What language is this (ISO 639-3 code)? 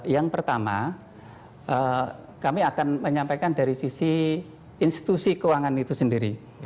ind